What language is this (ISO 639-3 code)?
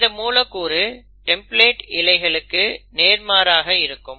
tam